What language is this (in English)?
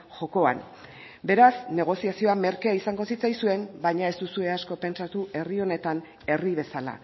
Basque